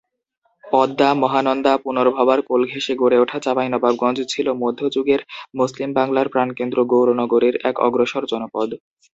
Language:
Bangla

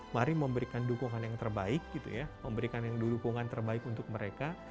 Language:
Indonesian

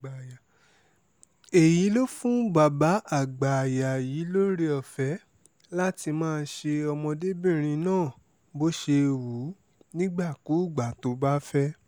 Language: Yoruba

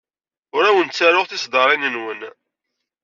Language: Kabyle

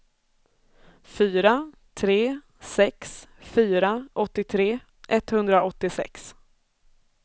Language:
Swedish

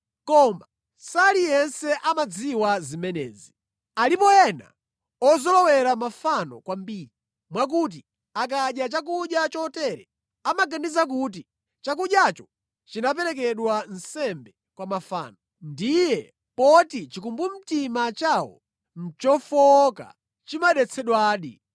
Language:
Nyanja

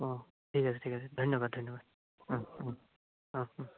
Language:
Assamese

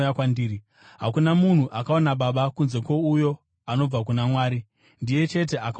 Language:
Shona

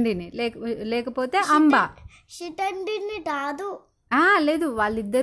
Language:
Telugu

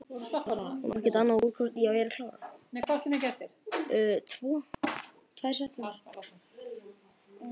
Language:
Icelandic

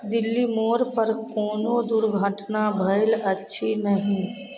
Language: Maithili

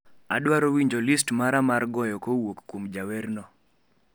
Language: Luo (Kenya and Tanzania)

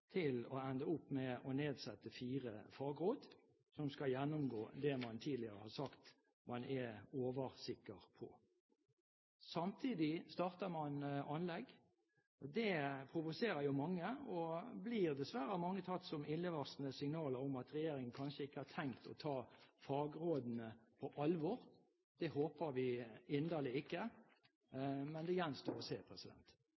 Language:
Norwegian Bokmål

